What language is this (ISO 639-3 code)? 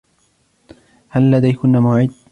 ara